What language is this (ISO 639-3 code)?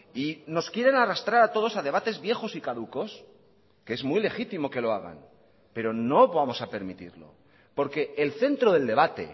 spa